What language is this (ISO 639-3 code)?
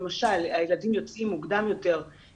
heb